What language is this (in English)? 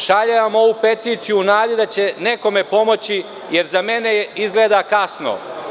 Serbian